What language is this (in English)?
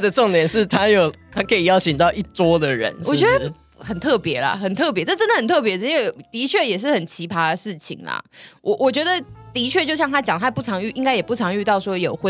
Chinese